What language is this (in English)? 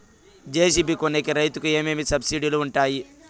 Telugu